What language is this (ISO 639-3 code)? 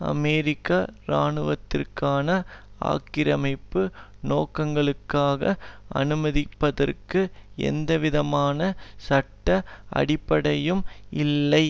tam